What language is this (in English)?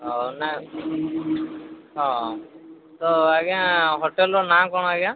Odia